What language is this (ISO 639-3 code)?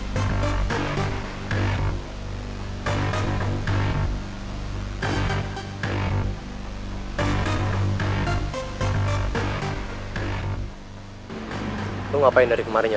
ind